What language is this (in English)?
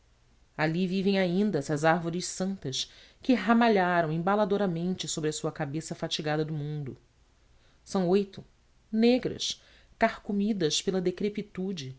Portuguese